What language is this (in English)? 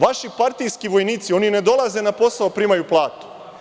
Serbian